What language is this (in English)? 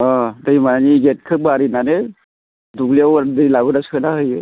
Bodo